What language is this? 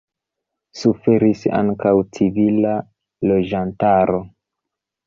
Esperanto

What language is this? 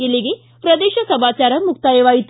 Kannada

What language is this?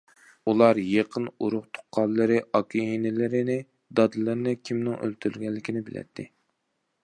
Uyghur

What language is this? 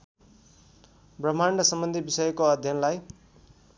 Nepali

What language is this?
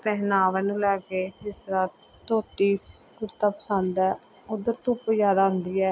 Punjabi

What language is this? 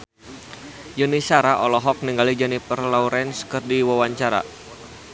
Sundanese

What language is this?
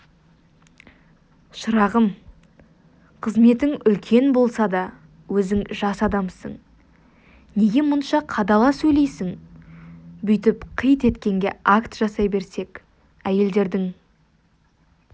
Kazakh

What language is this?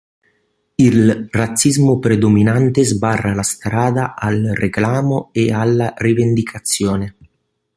Italian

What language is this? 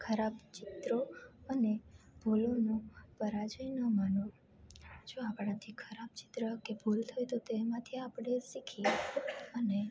Gujarati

